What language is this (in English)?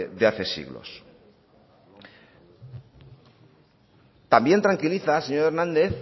Spanish